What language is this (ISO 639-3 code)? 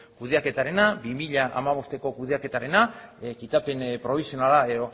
eus